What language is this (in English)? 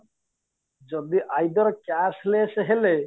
Odia